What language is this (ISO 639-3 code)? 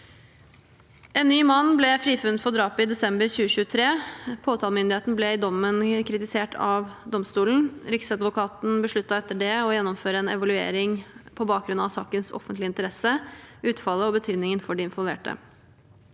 nor